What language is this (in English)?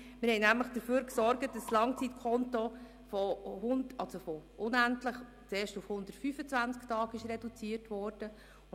Swiss German